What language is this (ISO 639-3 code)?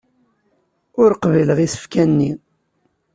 kab